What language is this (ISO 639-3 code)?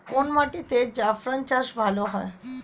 ben